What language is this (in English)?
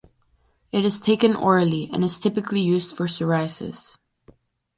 English